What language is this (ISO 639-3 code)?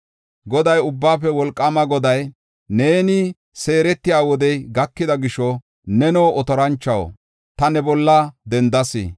gof